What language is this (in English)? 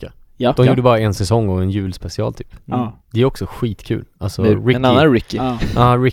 Swedish